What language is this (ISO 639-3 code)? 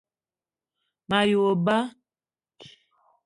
eto